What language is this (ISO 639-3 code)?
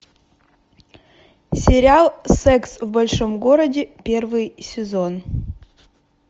rus